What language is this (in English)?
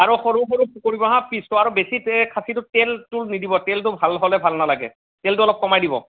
Assamese